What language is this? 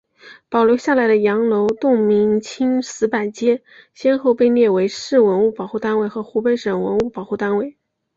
Chinese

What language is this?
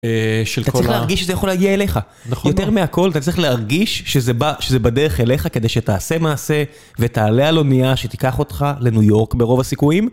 Hebrew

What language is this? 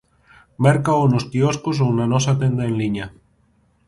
Galician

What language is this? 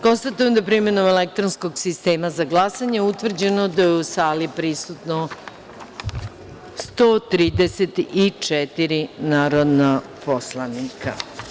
Serbian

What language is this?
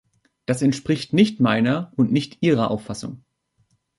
German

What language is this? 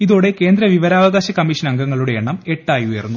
Malayalam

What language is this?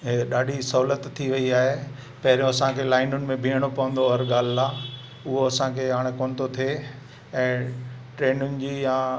Sindhi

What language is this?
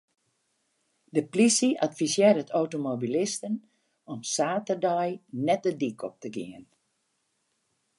Western Frisian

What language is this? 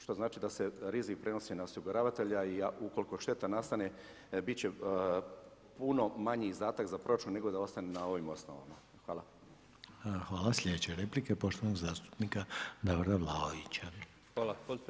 Croatian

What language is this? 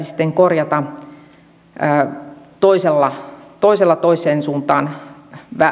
Finnish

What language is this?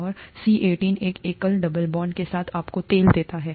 Hindi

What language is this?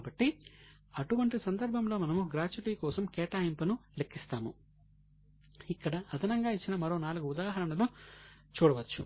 Telugu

